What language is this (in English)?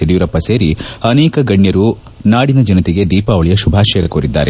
Kannada